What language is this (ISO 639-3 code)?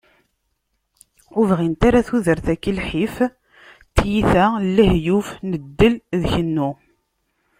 kab